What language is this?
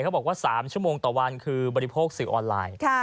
Thai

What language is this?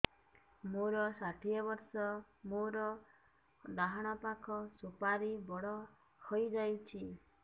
Odia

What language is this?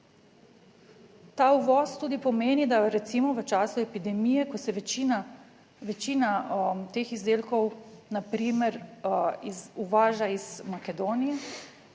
Slovenian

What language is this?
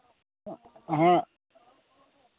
Santali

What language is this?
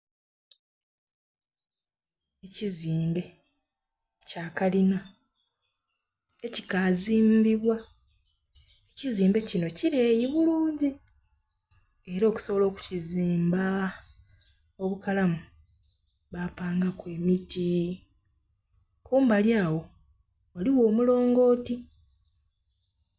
Soga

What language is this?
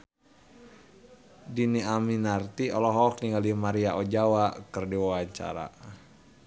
Sundanese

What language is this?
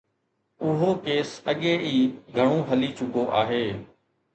Sindhi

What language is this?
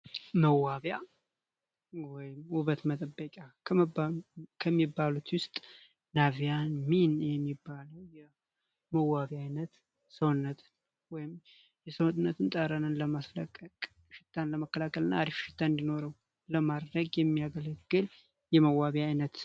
Amharic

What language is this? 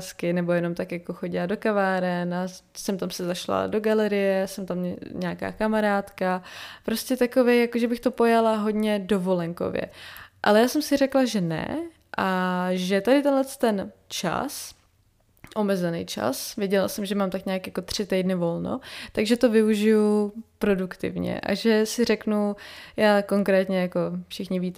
Czech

